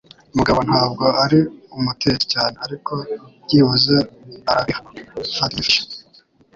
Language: Kinyarwanda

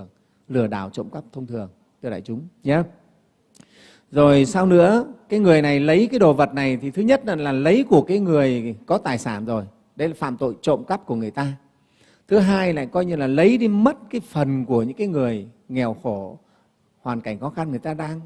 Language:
Vietnamese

